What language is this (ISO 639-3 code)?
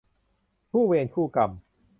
tha